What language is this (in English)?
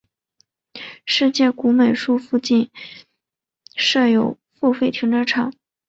Chinese